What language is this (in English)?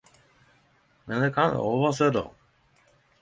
Norwegian Nynorsk